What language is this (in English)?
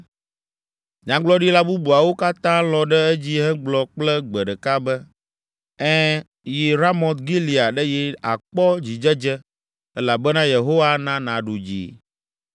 Ewe